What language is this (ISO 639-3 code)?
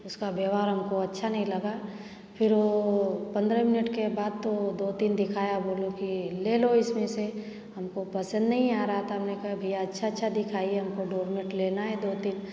hin